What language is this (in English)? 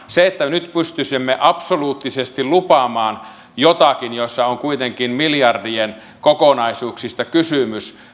Finnish